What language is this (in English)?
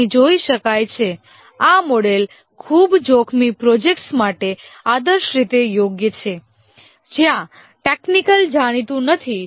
Gujarati